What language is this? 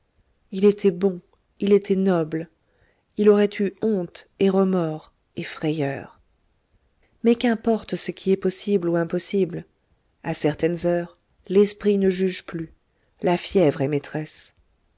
French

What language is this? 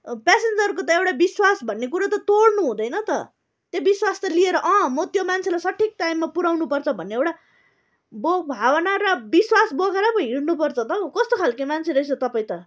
Nepali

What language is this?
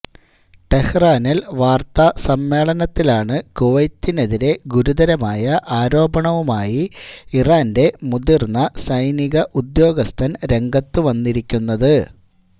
Malayalam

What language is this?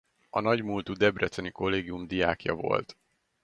Hungarian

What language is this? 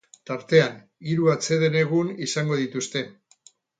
Basque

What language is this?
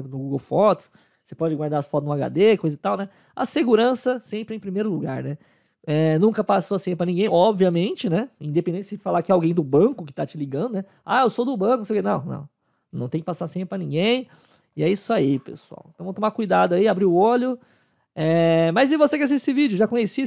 Portuguese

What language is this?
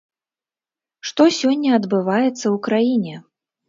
Belarusian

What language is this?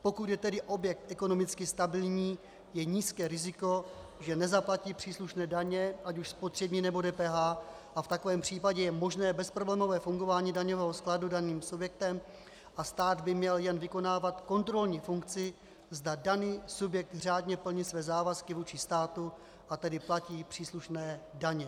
Czech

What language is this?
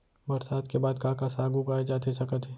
Chhattisgarhi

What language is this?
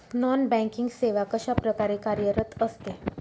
Marathi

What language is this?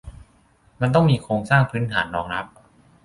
Thai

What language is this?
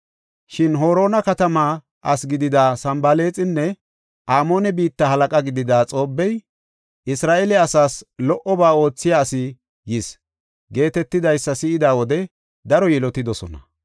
Gofa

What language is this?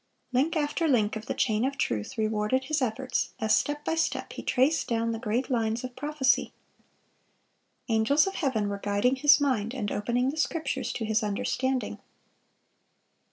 English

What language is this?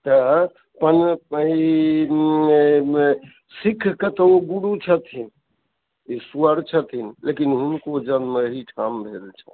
Maithili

